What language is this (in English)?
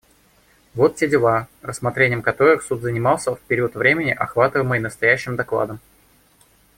Russian